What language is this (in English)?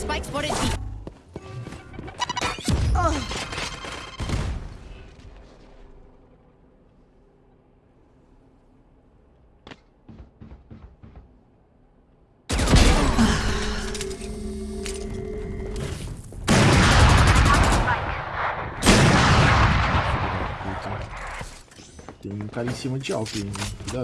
English